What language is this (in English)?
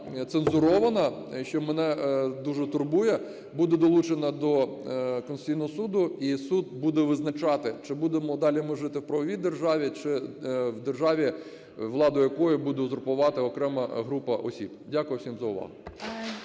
Ukrainian